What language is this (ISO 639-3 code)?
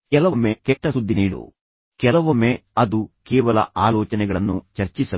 kan